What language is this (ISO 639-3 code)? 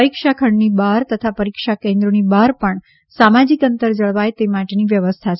guj